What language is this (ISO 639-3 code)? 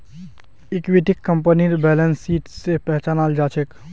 mag